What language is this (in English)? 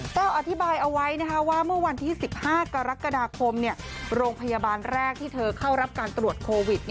Thai